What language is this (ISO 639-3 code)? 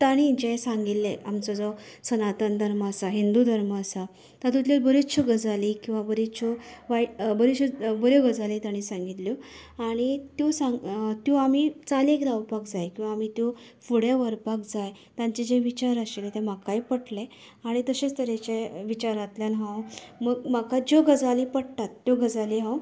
kok